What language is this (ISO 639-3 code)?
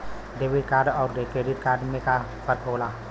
bho